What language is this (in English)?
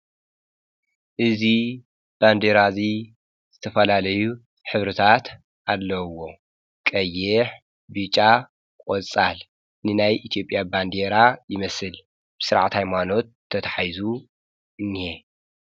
Tigrinya